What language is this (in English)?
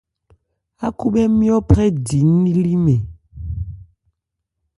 Ebrié